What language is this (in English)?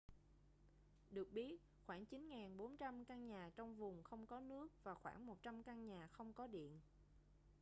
Vietnamese